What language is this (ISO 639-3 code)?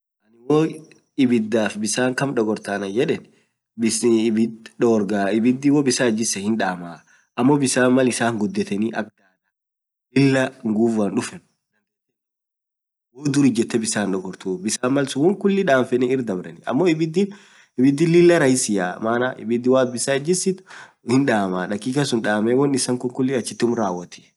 orc